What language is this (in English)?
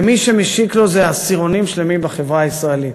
Hebrew